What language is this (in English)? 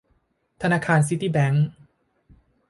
Thai